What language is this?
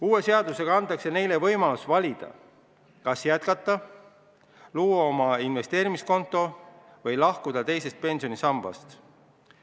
Estonian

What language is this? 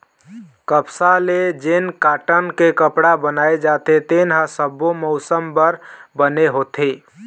Chhattisgarhi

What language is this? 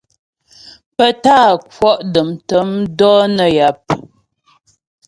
Ghomala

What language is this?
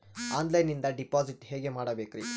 Kannada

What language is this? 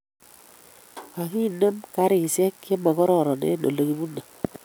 Kalenjin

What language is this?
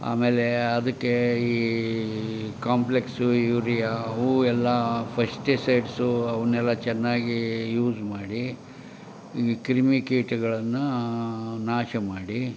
Kannada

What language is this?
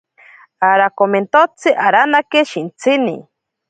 Ashéninka Perené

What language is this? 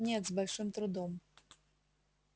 Russian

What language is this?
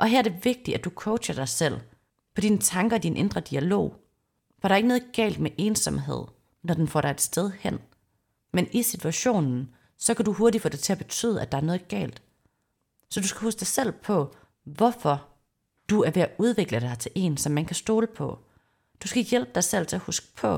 Danish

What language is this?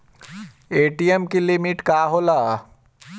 Bhojpuri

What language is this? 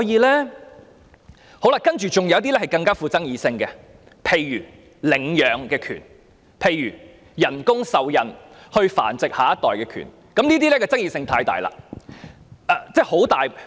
Cantonese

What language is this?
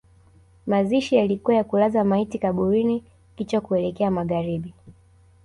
Swahili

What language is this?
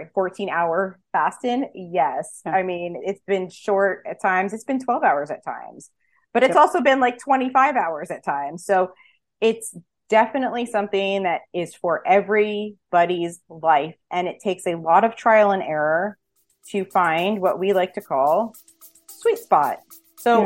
English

